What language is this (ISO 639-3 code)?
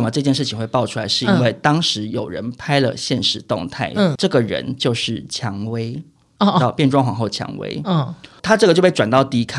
zho